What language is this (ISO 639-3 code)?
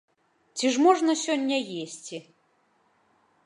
bel